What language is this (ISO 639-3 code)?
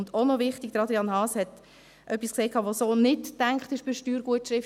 gsw